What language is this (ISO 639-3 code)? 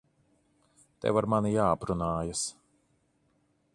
lav